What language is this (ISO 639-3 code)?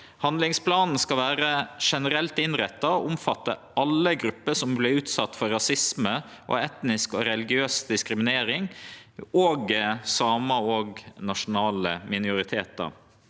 nor